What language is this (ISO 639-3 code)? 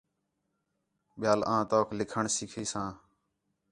xhe